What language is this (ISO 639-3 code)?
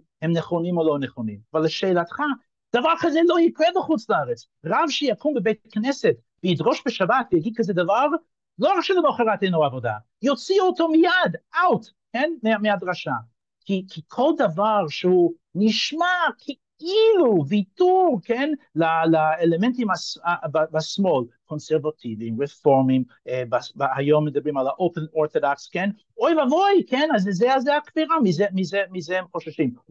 heb